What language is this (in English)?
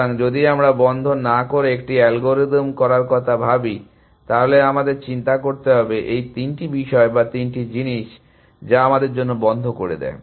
Bangla